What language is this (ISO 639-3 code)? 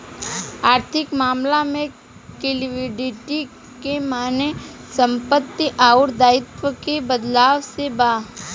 bho